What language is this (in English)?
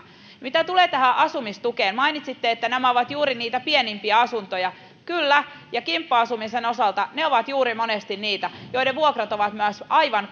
Finnish